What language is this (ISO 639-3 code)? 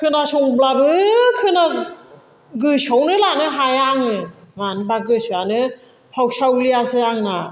brx